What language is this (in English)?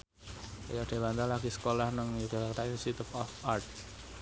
Javanese